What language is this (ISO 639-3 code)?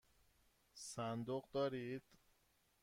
fas